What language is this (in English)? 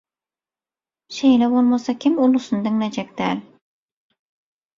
Turkmen